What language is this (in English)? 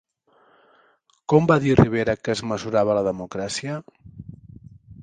Catalan